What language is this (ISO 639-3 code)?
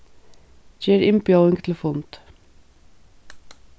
fao